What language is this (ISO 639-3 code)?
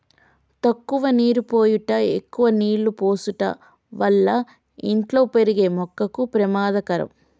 tel